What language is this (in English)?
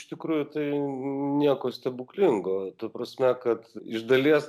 Lithuanian